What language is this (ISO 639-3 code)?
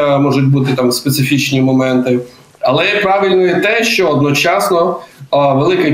ukr